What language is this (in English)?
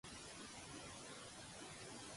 Catalan